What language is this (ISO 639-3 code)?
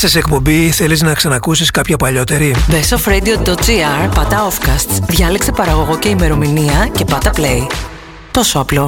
ell